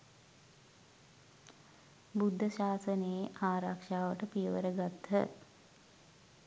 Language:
Sinhala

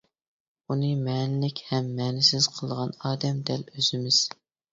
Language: Uyghur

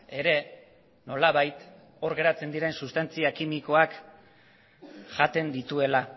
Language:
Basque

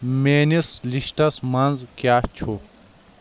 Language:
Kashmiri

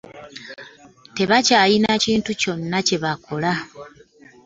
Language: Ganda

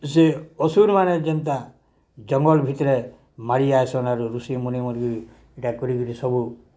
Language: Odia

